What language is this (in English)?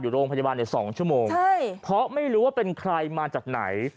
Thai